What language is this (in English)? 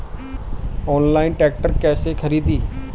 Bhojpuri